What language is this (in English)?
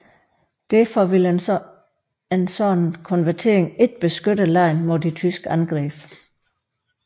Danish